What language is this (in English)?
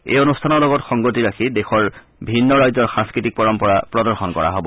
Assamese